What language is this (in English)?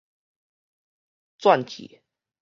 Min Nan Chinese